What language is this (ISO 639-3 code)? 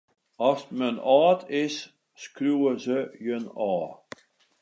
fry